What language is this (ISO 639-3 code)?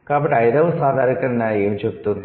tel